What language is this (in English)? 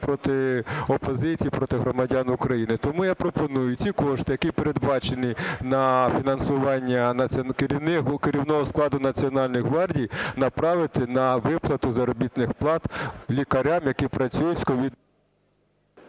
Ukrainian